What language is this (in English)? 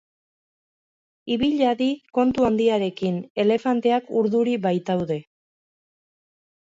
Basque